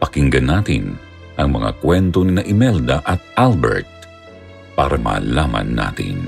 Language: Filipino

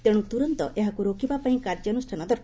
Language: Odia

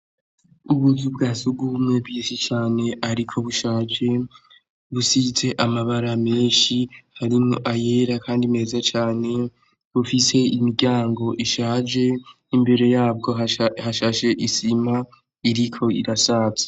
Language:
Rundi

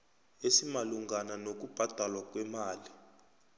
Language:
South Ndebele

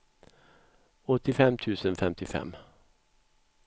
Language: Swedish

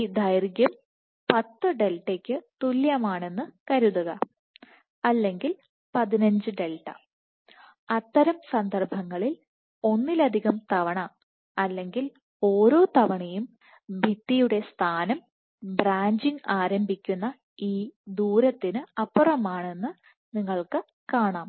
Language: Malayalam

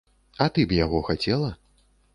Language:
Belarusian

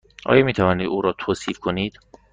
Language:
Persian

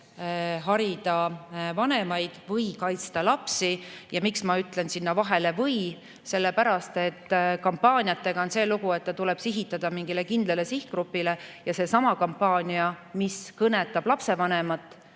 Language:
Estonian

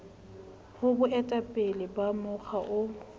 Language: Southern Sotho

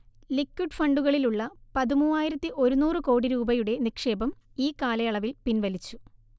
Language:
Malayalam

